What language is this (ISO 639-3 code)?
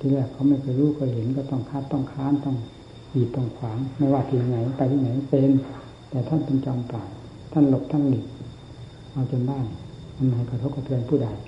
tha